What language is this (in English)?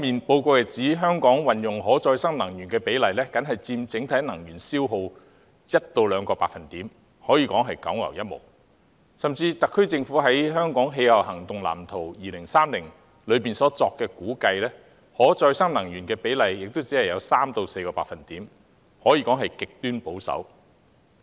Cantonese